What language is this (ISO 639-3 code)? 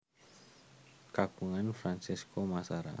jav